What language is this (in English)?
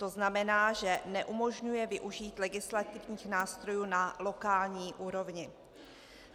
Czech